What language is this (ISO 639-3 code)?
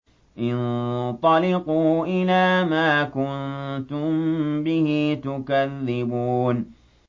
ara